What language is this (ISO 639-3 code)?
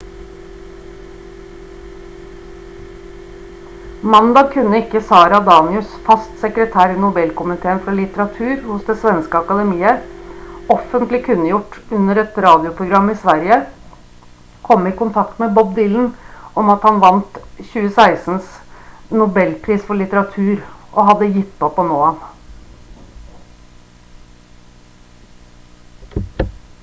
nob